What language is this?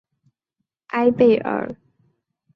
Chinese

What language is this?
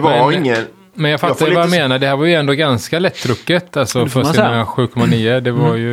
Swedish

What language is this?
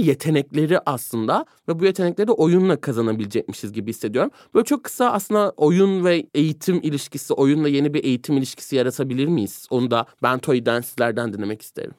Turkish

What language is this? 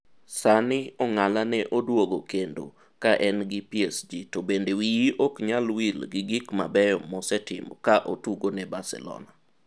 Luo (Kenya and Tanzania)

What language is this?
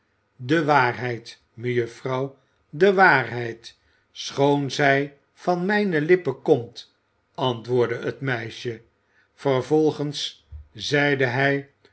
Dutch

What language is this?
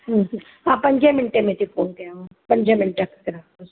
Sindhi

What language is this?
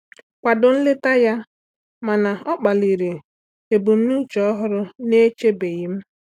Igbo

